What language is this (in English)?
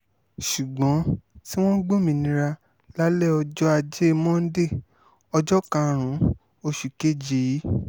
Yoruba